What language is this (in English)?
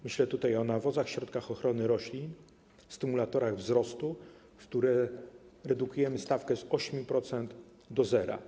Polish